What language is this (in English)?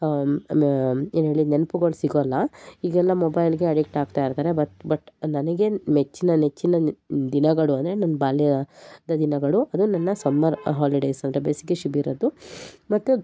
Kannada